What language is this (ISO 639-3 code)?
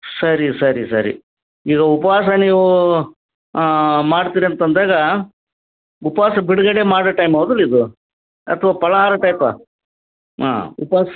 kan